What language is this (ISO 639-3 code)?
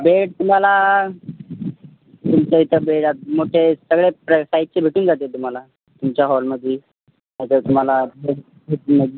mar